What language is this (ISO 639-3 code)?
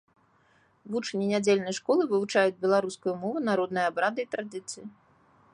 bel